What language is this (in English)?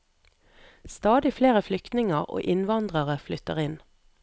Norwegian